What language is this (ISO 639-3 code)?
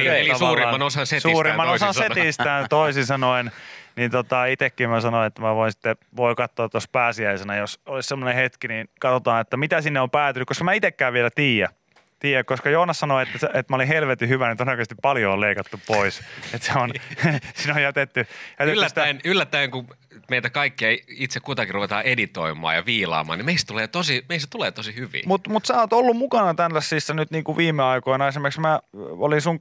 fin